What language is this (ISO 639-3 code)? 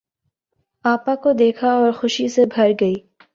urd